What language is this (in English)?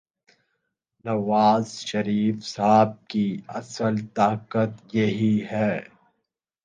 Urdu